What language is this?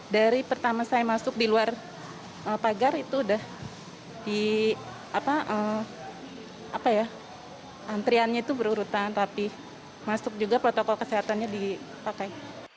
Indonesian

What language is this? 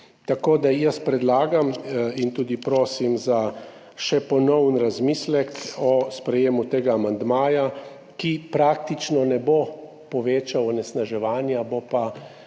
Slovenian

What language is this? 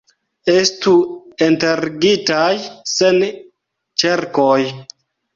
Esperanto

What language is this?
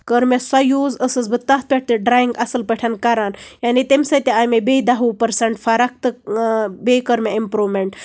Kashmiri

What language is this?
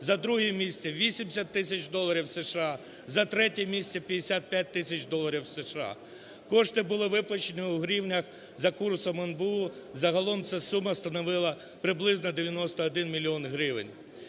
Ukrainian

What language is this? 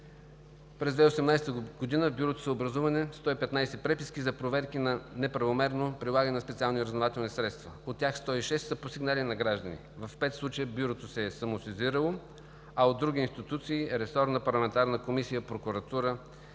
Bulgarian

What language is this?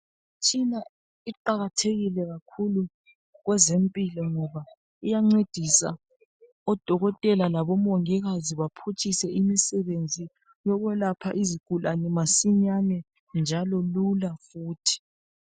North Ndebele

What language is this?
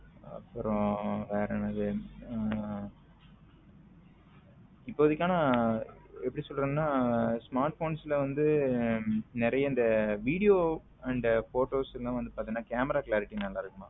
Tamil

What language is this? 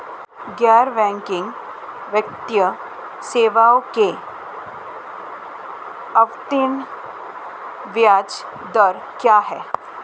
Hindi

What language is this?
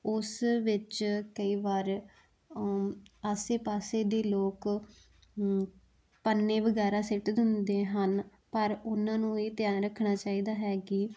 Punjabi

